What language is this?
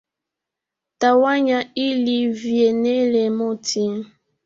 Swahili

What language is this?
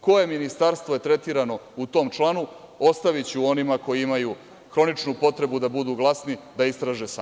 Serbian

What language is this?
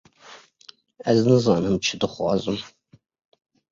Kurdish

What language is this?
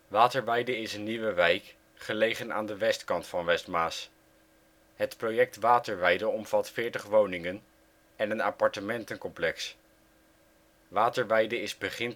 Dutch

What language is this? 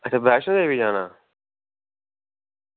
Dogri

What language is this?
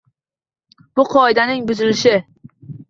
Uzbek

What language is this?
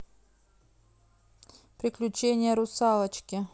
Russian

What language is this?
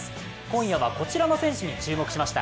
Japanese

